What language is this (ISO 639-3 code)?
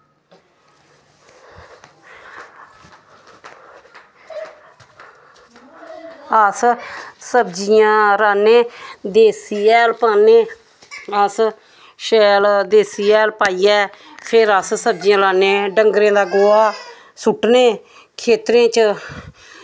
doi